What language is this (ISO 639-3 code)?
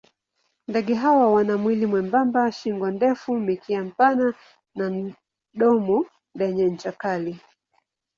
swa